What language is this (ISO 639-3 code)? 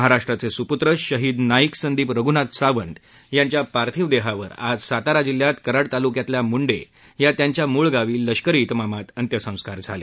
mar